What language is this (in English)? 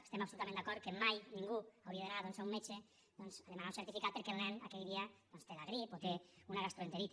Catalan